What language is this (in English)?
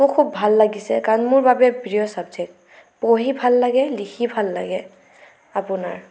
Assamese